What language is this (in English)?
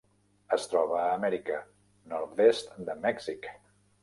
Catalan